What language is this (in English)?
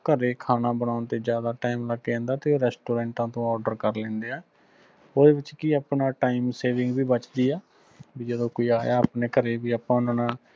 Punjabi